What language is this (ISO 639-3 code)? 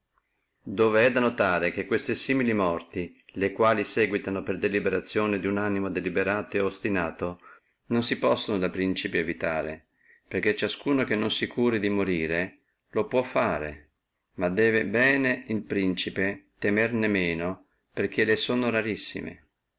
ita